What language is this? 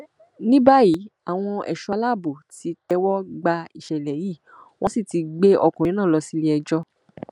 Yoruba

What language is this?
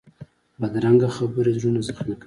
Pashto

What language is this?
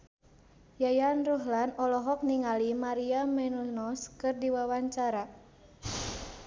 Sundanese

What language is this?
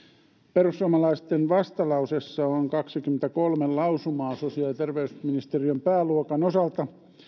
Finnish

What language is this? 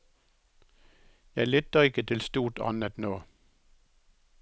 Norwegian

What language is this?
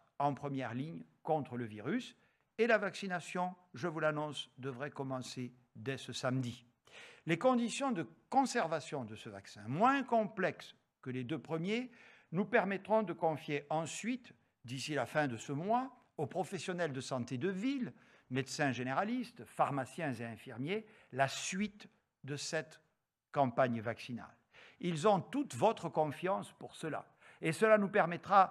French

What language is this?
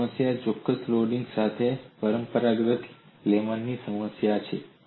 Gujarati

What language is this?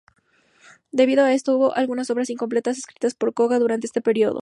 Spanish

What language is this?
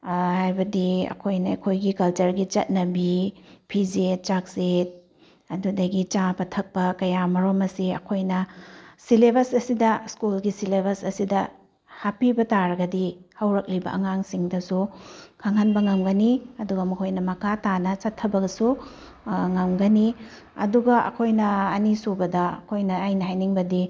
Manipuri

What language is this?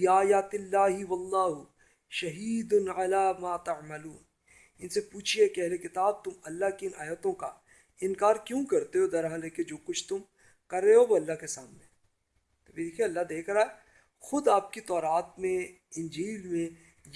Urdu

